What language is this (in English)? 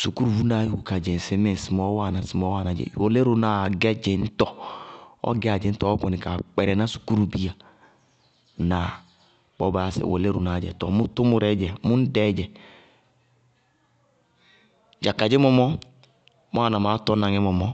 Bago-Kusuntu